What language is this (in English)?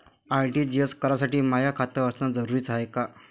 Marathi